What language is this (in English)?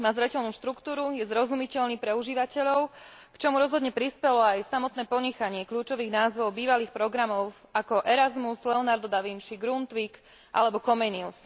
Slovak